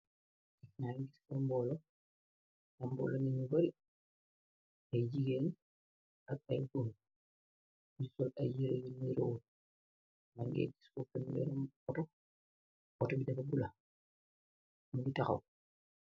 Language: Wolof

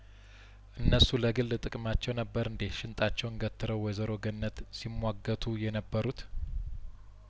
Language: Amharic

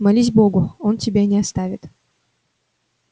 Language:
Russian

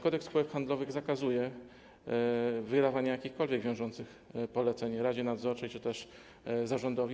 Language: Polish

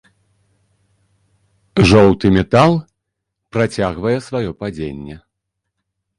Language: Belarusian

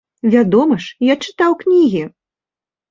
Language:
Belarusian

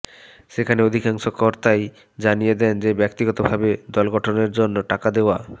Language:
Bangla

